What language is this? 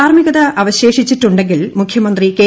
Malayalam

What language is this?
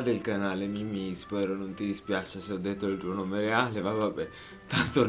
Italian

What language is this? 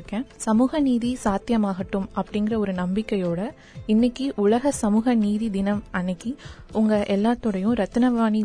Tamil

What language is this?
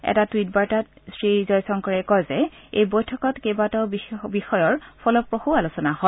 Assamese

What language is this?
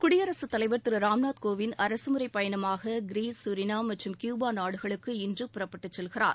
Tamil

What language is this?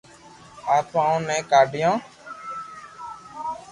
Loarki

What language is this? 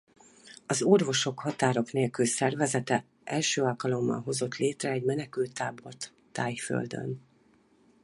Hungarian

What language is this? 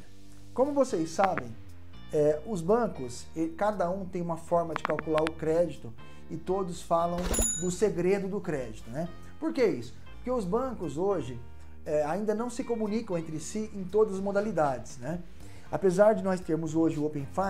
Portuguese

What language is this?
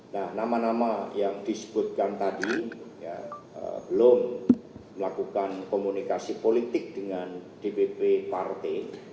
Indonesian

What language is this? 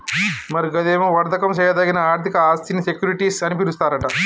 Telugu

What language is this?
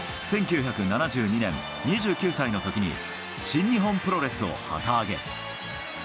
Japanese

